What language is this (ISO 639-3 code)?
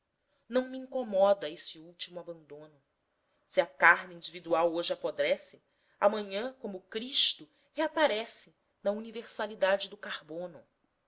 por